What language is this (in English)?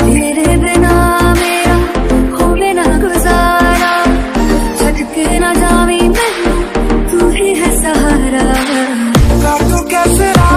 Romanian